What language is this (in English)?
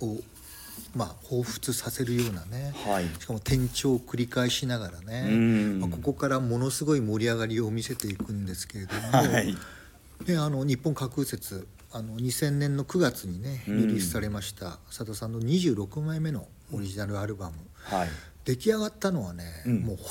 Japanese